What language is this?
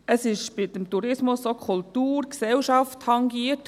Swiss German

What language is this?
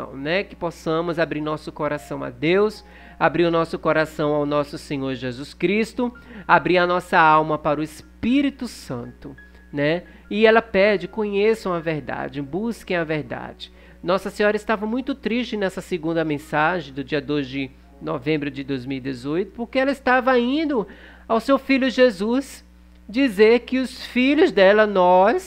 Portuguese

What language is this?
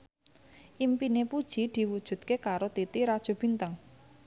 Javanese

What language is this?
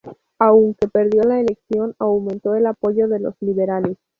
Spanish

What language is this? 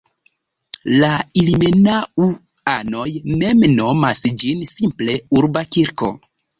Esperanto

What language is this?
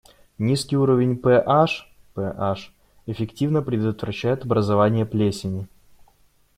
Russian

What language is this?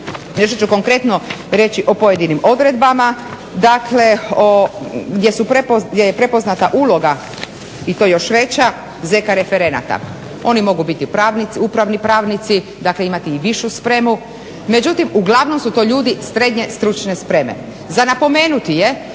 Croatian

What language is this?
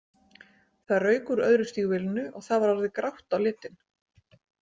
Icelandic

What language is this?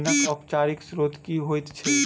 Maithili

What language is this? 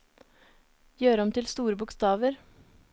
Norwegian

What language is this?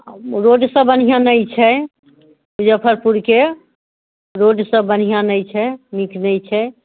Maithili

